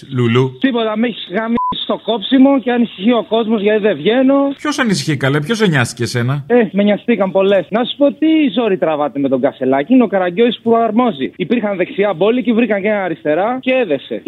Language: Greek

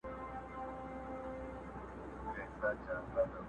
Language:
Pashto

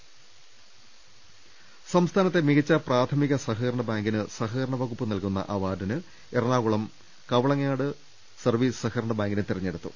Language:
Malayalam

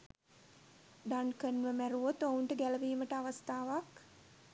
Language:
Sinhala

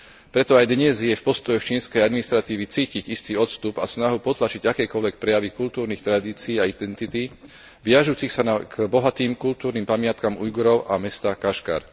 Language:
Slovak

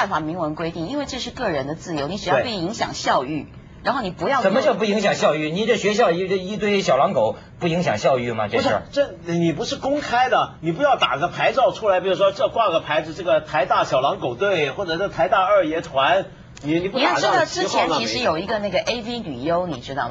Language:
Chinese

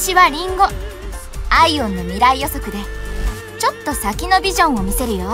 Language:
Japanese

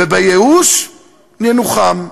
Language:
Hebrew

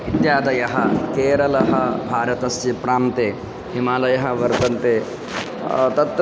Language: Sanskrit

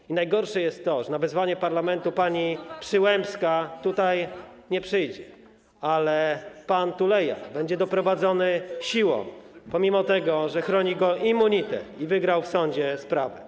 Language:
Polish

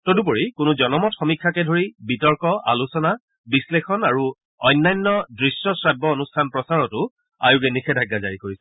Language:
Assamese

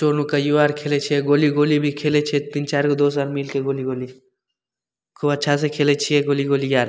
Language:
Maithili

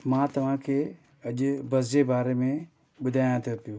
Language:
Sindhi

